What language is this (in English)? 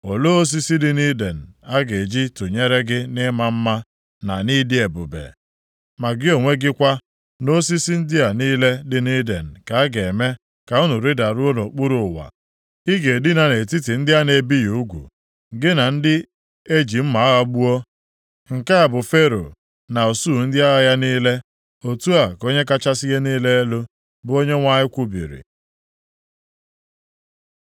Igbo